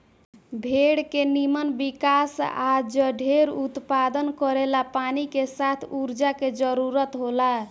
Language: Bhojpuri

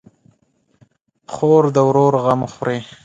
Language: Pashto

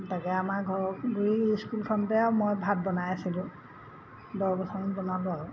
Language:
Assamese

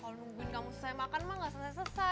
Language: Indonesian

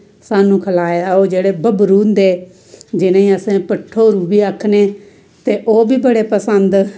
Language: Dogri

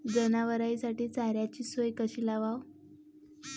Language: Marathi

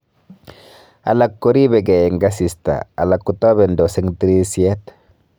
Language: Kalenjin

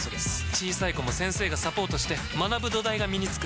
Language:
Japanese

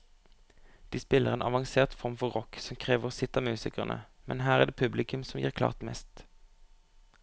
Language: Norwegian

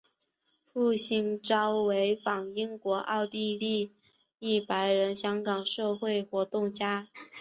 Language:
Chinese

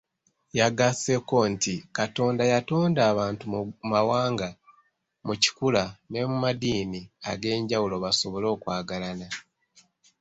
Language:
Ganda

